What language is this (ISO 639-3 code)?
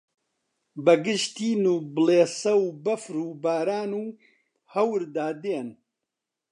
ckb